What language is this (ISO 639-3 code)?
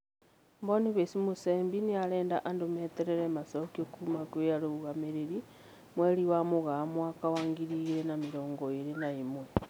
kik